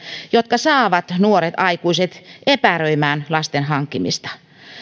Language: Finnish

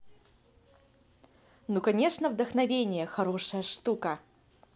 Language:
Russian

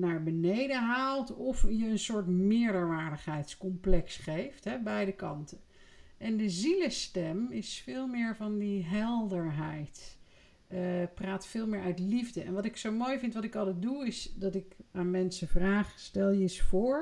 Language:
Dutch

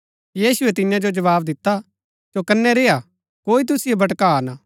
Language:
Gaddi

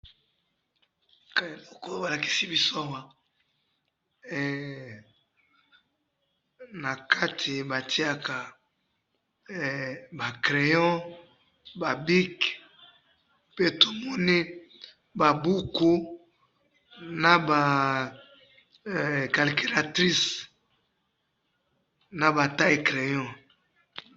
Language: Lingala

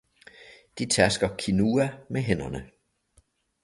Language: Danish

